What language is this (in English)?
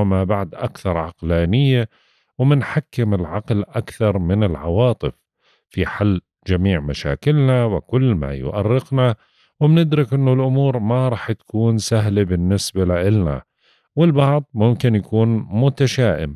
Arabic